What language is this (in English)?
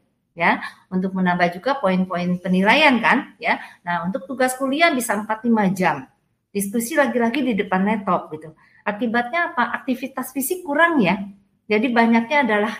Indonesian